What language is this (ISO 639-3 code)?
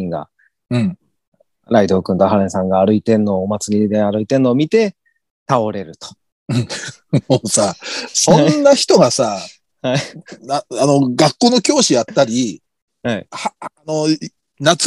jpn